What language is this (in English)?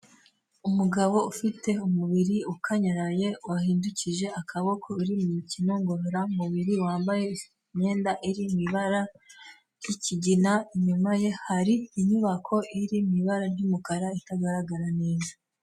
Kinyarwanda